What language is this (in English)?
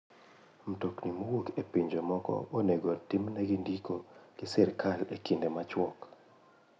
Luo (Kenya and Tanzania)